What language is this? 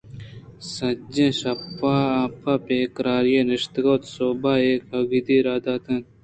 Eastern Balochi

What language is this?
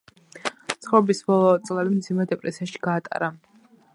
Georgian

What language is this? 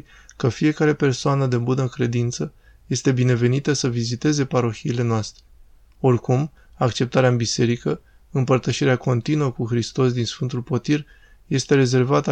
Romanian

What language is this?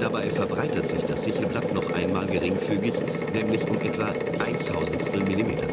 German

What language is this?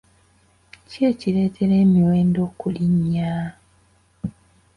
Ganda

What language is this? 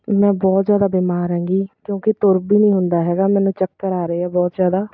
Punjabi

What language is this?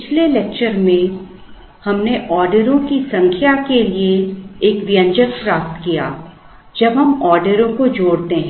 Hindi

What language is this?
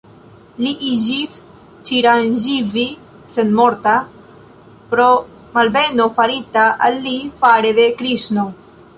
Esperanto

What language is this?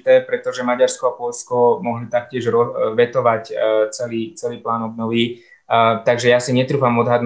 Slovak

